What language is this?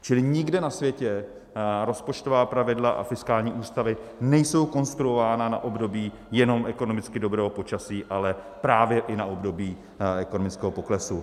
Czech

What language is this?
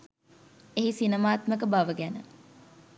Sinhala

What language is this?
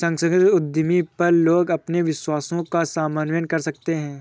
Hindi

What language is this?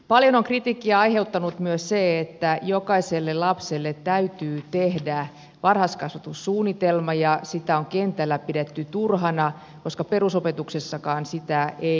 Finnish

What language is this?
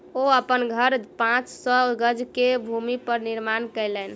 Maithili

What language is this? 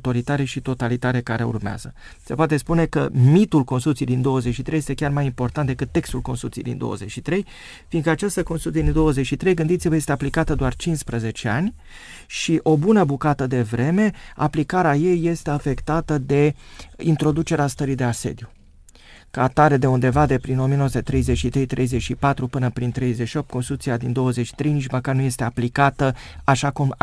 Romanian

